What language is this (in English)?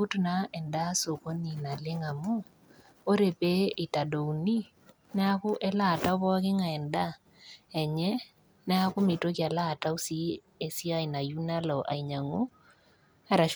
Masai